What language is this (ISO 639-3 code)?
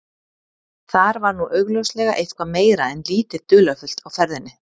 isl